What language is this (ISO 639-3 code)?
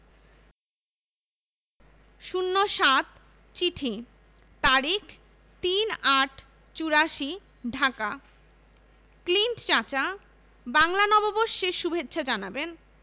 ben